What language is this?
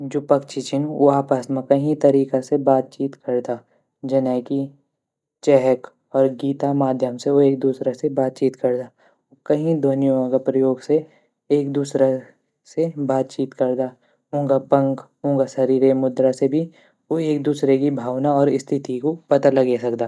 Garhwali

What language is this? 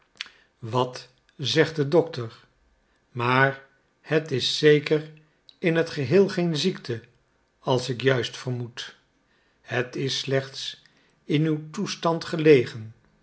Dutch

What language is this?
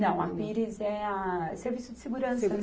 Portuguese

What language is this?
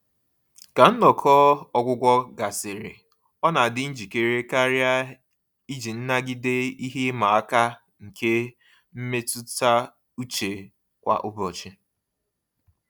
Igbo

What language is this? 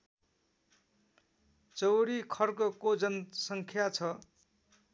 Nepali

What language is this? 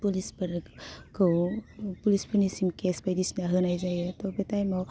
Bodo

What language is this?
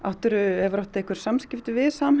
Icelandic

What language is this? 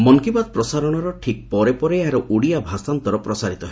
Odia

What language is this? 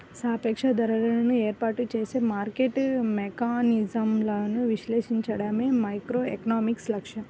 Telugu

